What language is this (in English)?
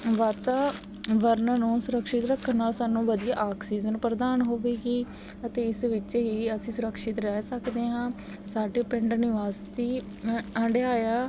Punjabi